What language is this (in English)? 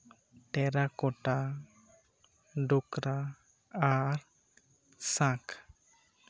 Santali